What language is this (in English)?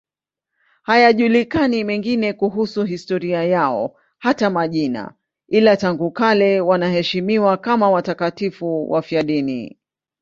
Swahili